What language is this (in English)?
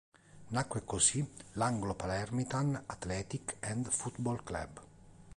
Italian